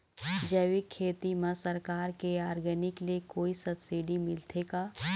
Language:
Chhattisgarhi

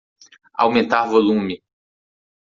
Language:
Portuguese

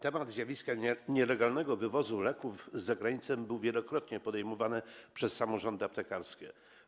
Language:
Polish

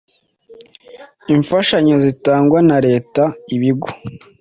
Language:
Kinyarwanda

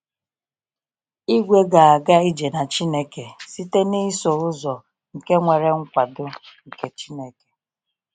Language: Igbo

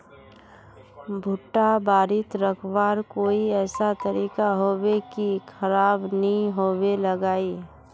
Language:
Magahi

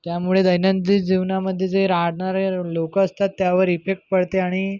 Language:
Marathi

